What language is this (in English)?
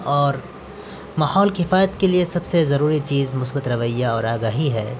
Urdu